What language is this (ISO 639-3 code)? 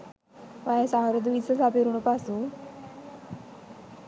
sin